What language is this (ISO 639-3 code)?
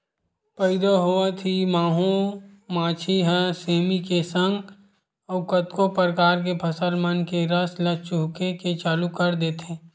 hne